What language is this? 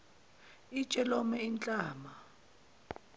Zulu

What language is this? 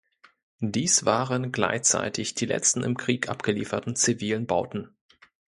German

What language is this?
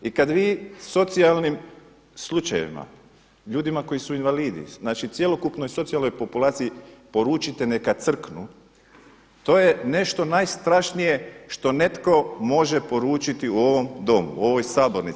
Croatian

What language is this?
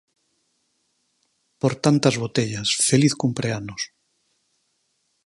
Galician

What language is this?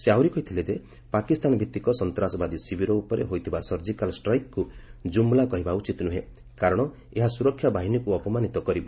Odia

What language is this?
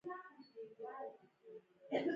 Pashto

